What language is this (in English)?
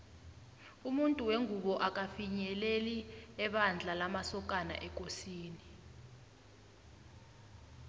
South Ndebele